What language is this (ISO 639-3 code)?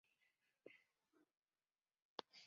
zho